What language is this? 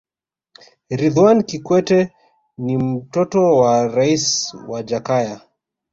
Swahili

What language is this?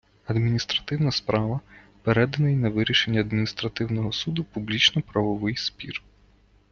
Ukrainian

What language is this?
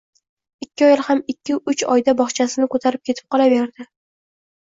Uzbek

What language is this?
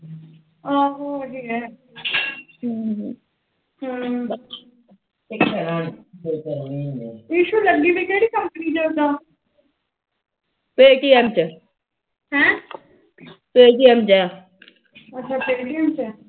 Punjabi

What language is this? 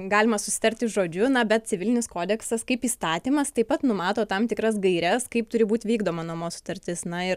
Lithuanian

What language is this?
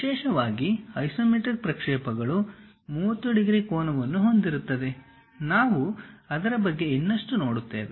Kannada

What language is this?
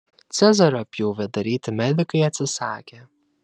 Lithuanian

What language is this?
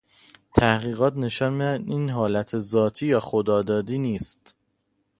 Persian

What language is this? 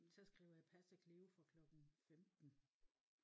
Danish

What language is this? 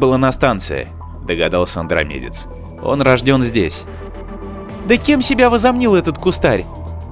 Russian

